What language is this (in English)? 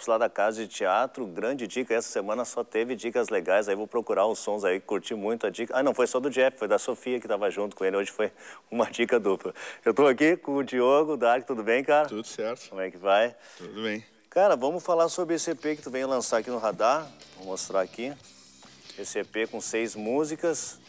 Portuguese